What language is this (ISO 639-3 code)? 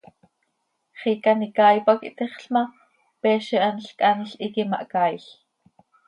sei